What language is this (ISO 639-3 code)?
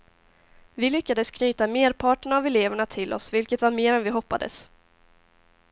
swe